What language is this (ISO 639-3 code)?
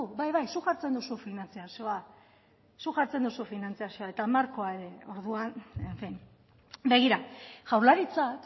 eus